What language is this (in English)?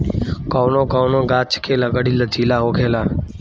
Bhojpuri